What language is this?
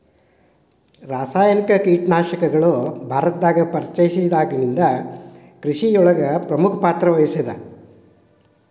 Kannada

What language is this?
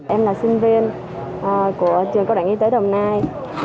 Vietnamese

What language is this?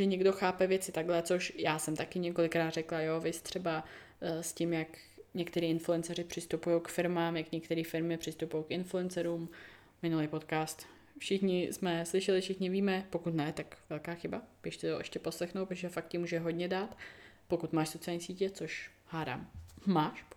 Czech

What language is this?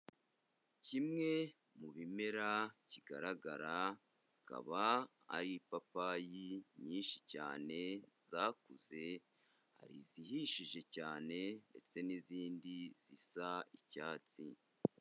Kinyarwanda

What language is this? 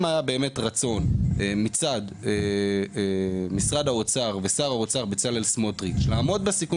Hebrew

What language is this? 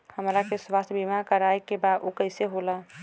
Bhojpuri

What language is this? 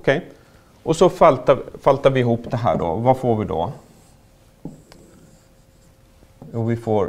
Swedish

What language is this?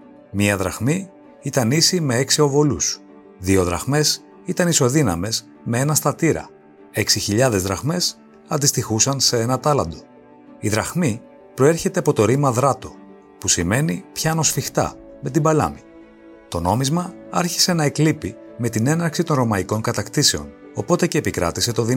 Greek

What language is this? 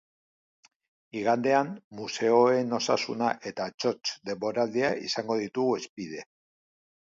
Basque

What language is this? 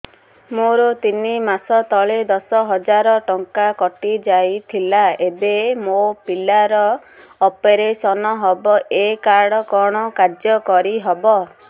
Odia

